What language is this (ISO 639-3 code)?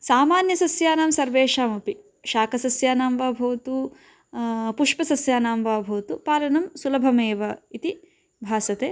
san